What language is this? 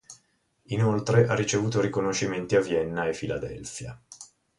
Italian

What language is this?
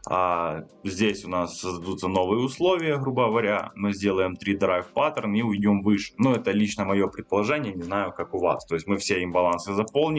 Russian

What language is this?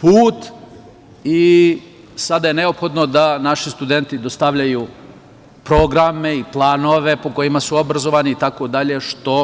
Serbian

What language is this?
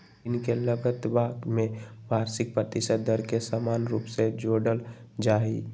Magahi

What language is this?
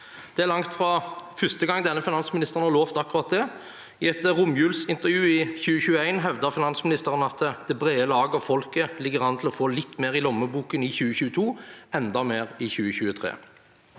Norwegian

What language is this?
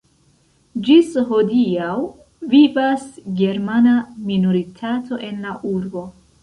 Esperanto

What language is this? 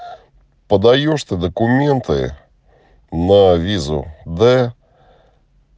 Russian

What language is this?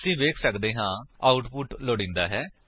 Punjabi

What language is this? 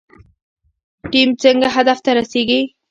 Pashto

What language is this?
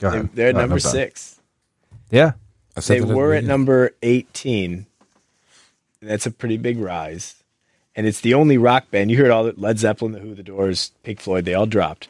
English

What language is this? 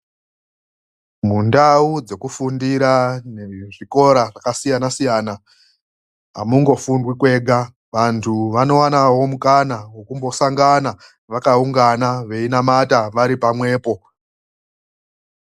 Ndau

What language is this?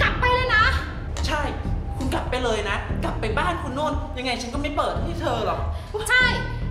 Thai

